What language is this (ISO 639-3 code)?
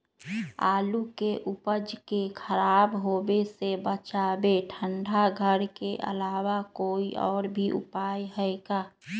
mag